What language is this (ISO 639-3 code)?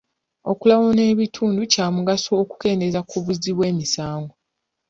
lug